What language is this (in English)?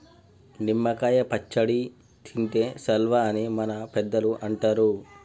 Telugu